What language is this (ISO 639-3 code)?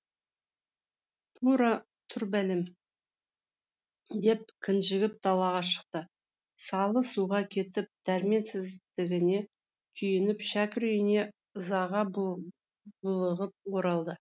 kaz